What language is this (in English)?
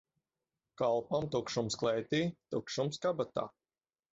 Latvian